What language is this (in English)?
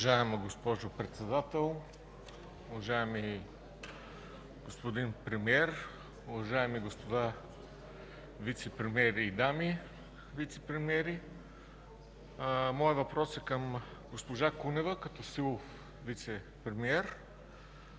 Bulgarian